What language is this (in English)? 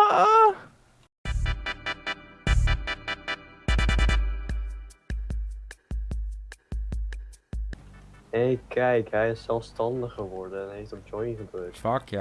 Dutch